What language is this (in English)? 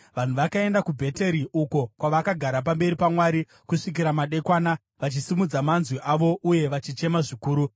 Shona